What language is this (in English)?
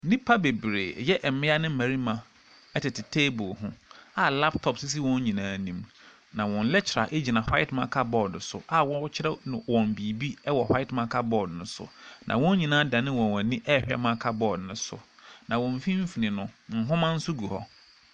Akan